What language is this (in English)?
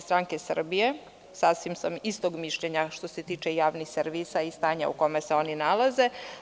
Serbian